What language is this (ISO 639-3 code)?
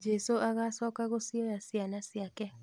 kik